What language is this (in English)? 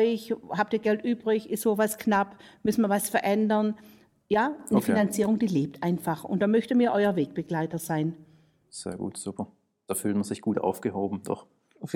German